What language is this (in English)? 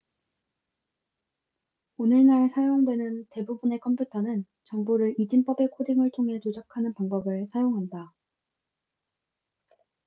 Korean